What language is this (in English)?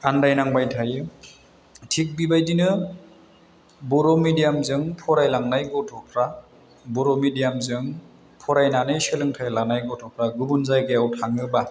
Bodo